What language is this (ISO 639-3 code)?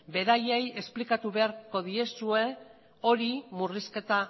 eus